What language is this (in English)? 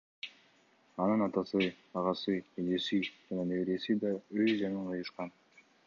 Kyrgyz